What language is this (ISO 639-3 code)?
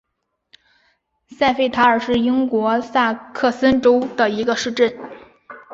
zho